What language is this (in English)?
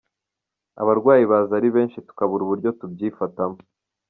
Kinyarwanda